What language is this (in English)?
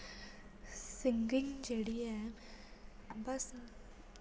Dogri